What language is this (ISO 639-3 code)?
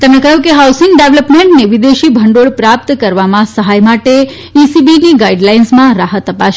guj